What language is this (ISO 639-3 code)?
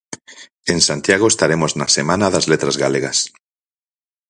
glg